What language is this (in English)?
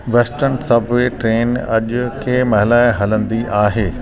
Sindhi